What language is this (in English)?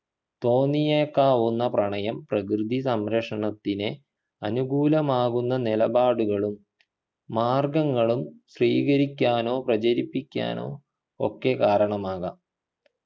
Malayalam